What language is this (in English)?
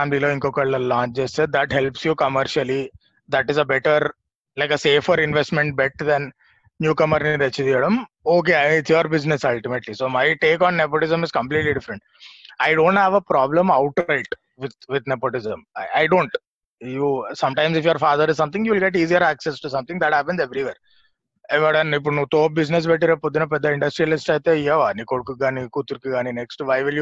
Telugu